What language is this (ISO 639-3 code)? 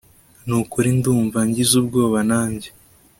kin